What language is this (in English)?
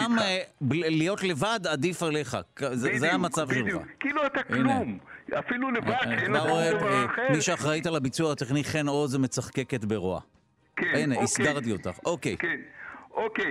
Hebrew